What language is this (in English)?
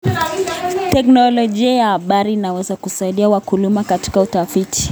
Kalenjin